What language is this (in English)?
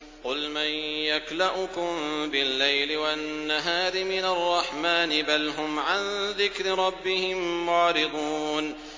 Arabic